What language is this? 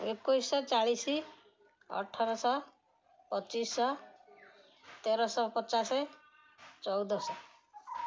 Odia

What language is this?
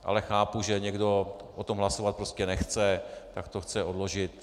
Czech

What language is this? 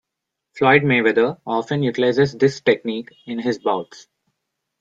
English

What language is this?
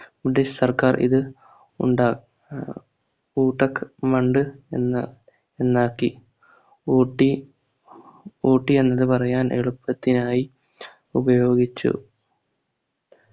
Malayalam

